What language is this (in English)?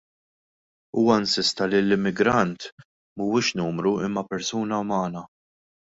Maltese